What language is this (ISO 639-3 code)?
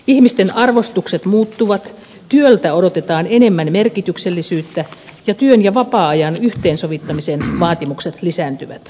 fin